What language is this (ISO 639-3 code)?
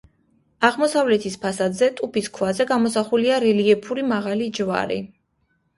kat